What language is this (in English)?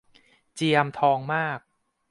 Thai